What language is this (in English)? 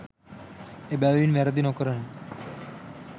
Sinhala